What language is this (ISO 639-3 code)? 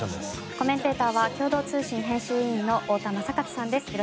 jpn